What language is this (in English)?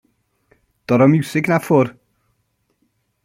Welsh